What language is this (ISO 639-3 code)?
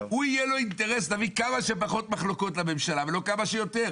heb